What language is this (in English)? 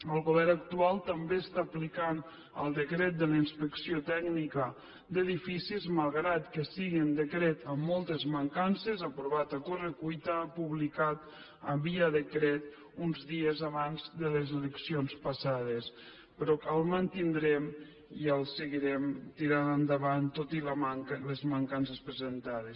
Catalan